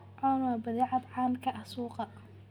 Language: Somali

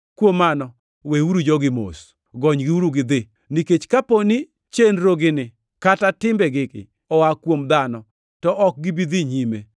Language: Luo (Kenya and Tanzania)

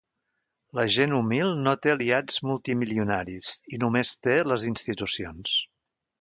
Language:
Catalan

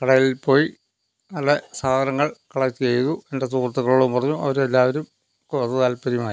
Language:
Malayalam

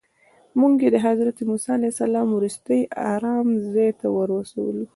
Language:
Pashto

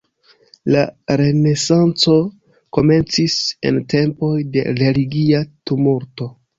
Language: Esperanto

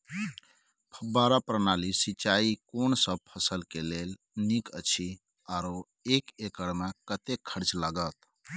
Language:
Maithili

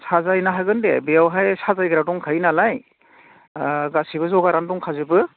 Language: Bodo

